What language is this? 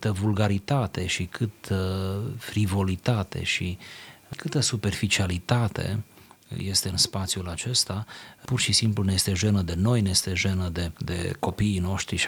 Romanian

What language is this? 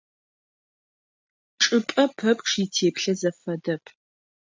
Adyghe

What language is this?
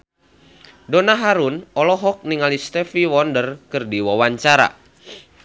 Sundanese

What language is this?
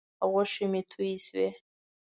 Pashto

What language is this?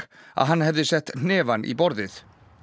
Icelandic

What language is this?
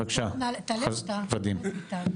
Hebrew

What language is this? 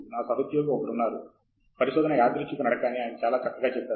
Telugu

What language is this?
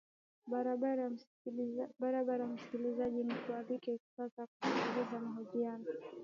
Swahili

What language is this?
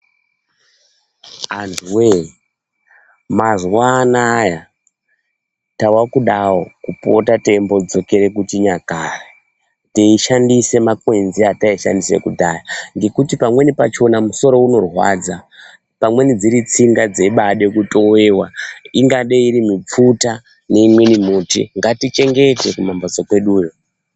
Ndau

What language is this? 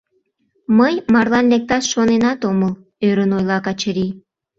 Mari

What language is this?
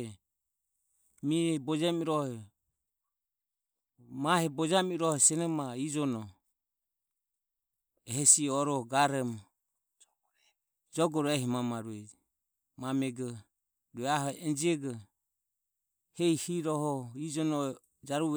Ömie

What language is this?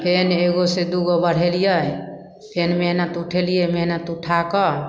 Maithili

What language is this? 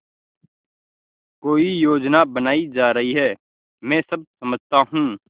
Hindi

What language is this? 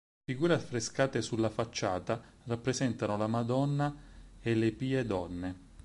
Italian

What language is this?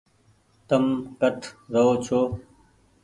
Goaria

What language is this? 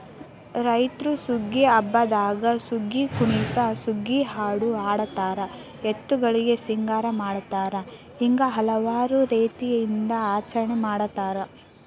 Kannada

